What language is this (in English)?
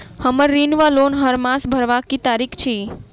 Maithili